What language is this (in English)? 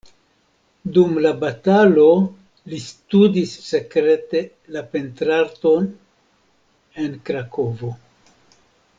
Esperanto